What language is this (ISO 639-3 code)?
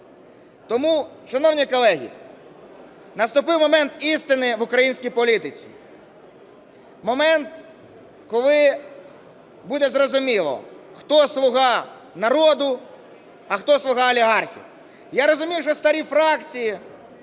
ukr